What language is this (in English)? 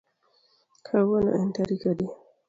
Luo (Kenya and Tanzania)